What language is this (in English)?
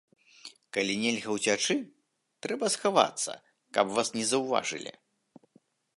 Belarusian